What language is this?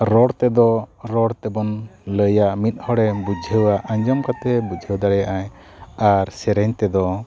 Santali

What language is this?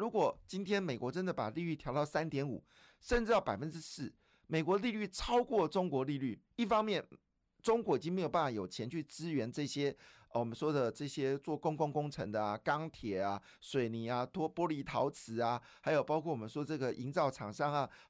Chinese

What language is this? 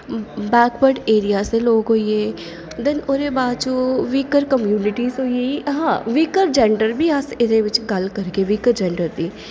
Dogri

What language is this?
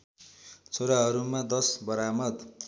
Nepali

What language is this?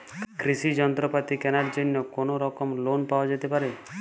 Bangla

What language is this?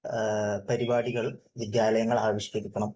Malayalam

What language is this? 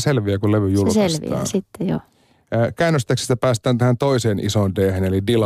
Finnish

